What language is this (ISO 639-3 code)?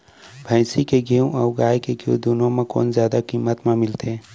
hne